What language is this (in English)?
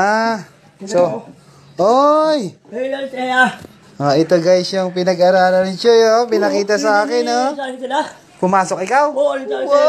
Filipino